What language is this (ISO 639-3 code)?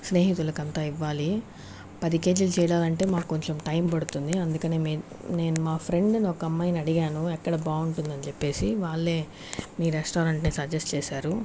tel